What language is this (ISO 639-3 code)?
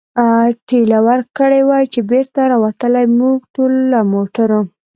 pus